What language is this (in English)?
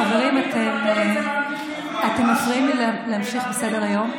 Hebrew